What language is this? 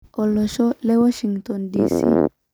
Masai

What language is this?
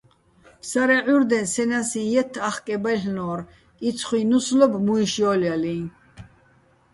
Bats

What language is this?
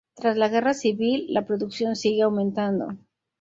Spanish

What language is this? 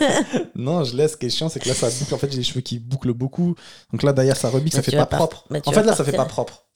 French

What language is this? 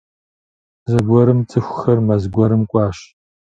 Kabardian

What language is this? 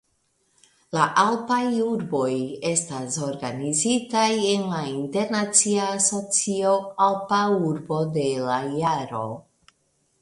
Esperanto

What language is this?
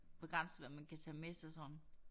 Danish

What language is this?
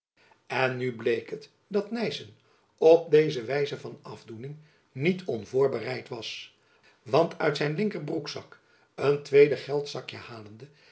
Dutch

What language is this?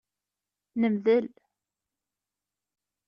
Kabyle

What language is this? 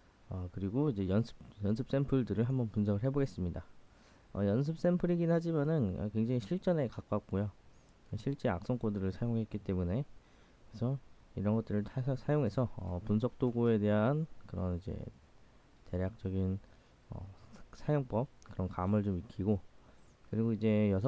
Korean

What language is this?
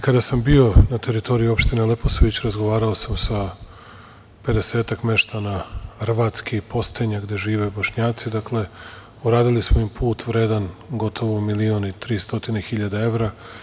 Serbian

